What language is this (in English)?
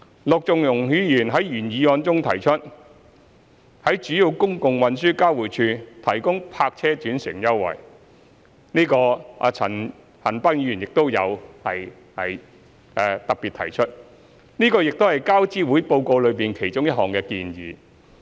Cantonese